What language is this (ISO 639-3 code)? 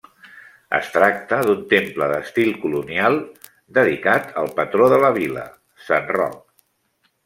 cat